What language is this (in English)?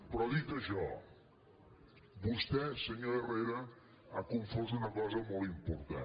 Catalan